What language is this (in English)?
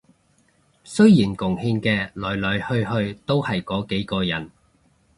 Cantonese